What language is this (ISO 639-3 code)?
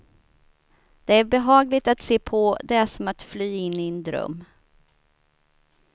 swe